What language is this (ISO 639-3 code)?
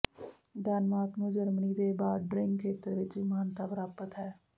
pan